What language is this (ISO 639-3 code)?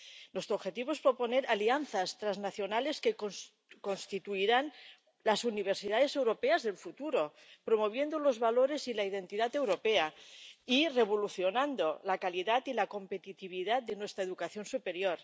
spa